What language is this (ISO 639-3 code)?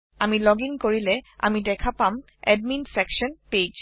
asm